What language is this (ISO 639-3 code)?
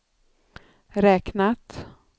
swe